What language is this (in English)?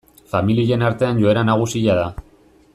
Basque